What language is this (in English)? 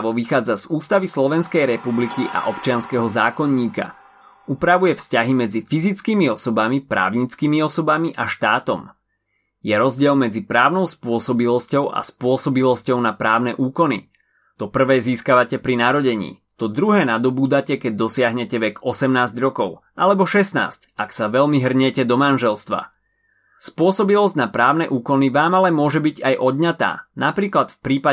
Slovak